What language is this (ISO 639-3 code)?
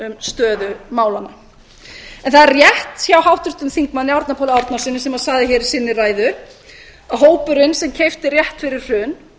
isl